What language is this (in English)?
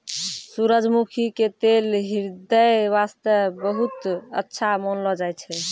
Maithili